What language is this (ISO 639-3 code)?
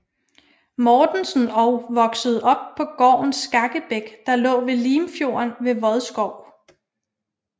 dan